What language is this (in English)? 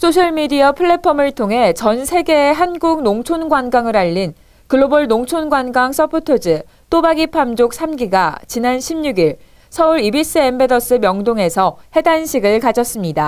Korean